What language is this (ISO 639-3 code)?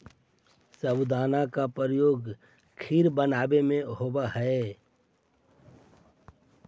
mag